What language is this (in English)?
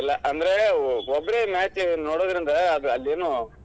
Kannada